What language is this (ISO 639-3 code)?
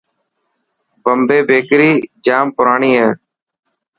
mki